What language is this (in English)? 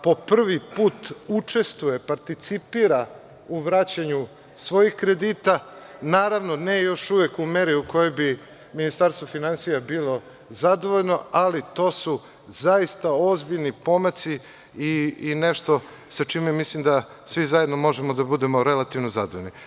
Serbian